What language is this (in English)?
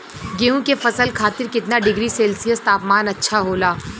Bhojpuri